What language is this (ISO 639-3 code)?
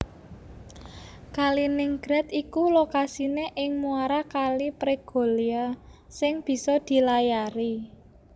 jav